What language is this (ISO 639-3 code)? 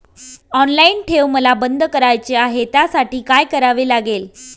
mar